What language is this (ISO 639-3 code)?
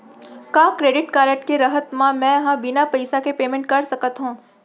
hne